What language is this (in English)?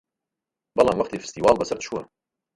Central Kurdish